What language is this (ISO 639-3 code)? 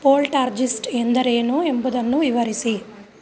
kan